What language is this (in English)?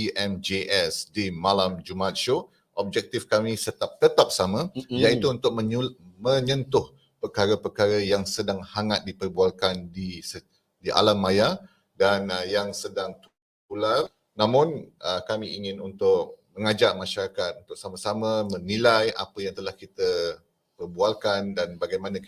Malay